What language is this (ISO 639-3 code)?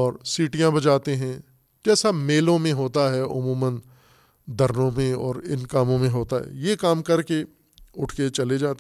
urd